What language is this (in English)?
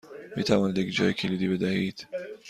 Persian